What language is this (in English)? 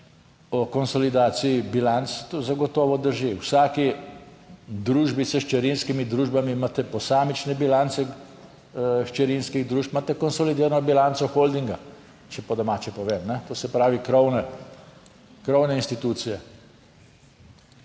Slovenian